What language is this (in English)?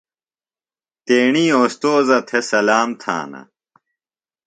Phalura